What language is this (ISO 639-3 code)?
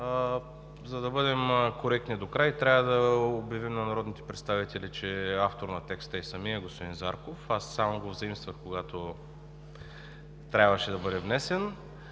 bul